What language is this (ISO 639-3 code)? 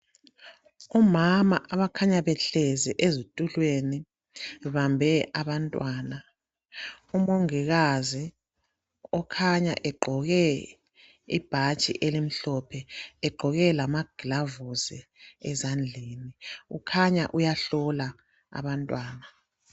nde